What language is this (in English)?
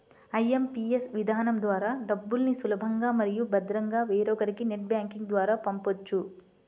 Telugu